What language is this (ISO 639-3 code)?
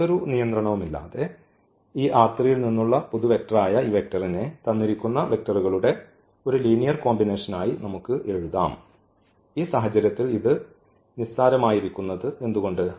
mal